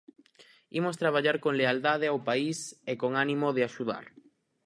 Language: Galician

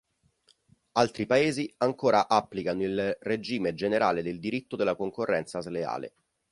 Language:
Italian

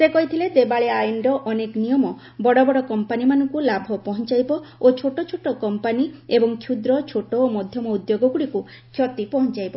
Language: Odia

